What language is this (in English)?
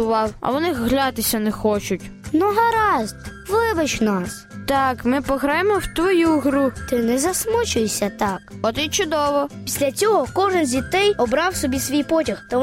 Ukrainian